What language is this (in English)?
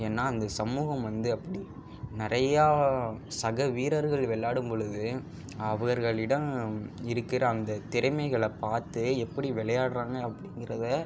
Tamil